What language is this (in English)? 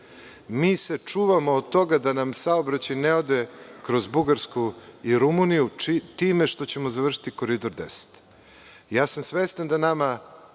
Serbian